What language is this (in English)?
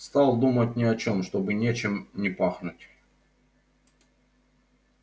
Russian